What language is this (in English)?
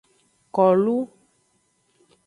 Aja (Benin)